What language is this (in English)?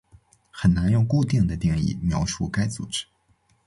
Chinese